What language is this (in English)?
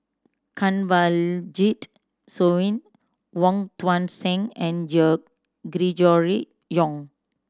English